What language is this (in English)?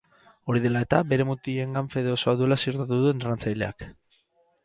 Basque